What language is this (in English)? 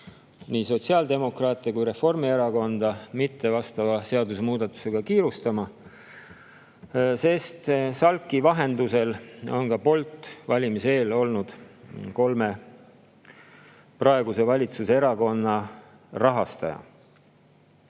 Estonian